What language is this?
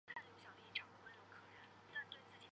Chinese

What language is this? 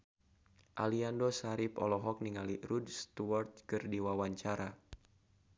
Sundanese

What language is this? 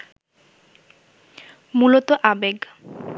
Bangla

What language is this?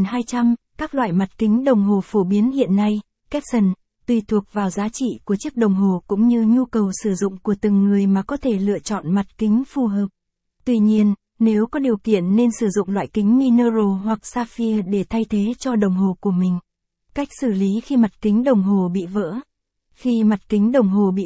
Vietnamese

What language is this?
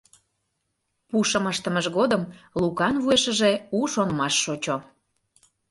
Mari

